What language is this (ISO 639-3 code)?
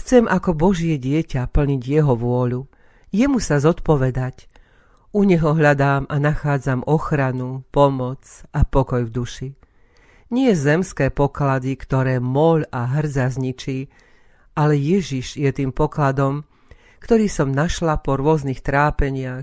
slk